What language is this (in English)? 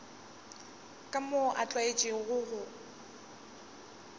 Northern Sotho